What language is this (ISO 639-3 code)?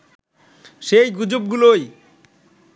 ben